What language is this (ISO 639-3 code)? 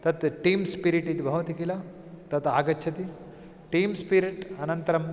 san